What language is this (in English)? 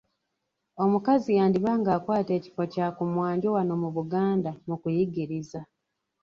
Ganda